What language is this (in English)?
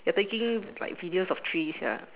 English